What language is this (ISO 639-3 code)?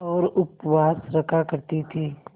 hin